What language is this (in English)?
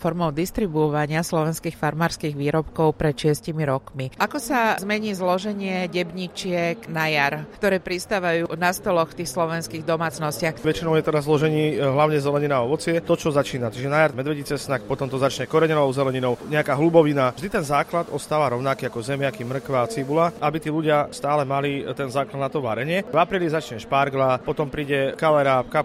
Slovak